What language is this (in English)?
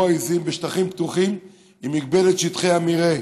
Hebrew